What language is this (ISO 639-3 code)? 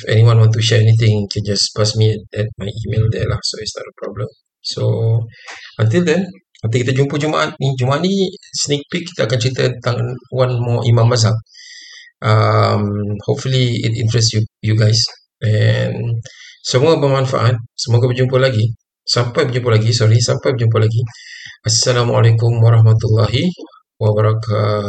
msa